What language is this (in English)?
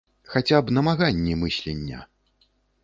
Belarusian